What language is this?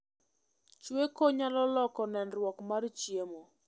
Luo (Kenya and Tanzania)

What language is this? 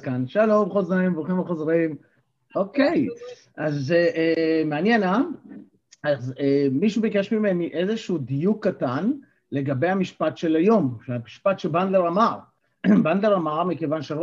Hebrew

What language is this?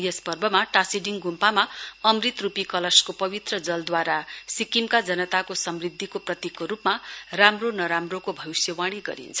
Nepali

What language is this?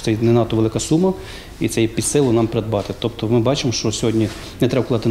Ukrainian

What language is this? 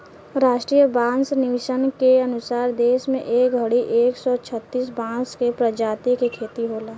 Bhojpuri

